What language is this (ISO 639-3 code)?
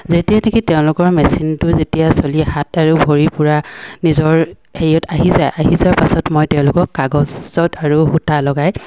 asm